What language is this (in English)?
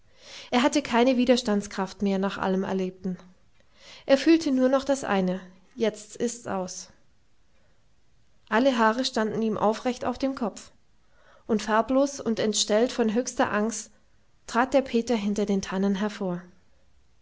German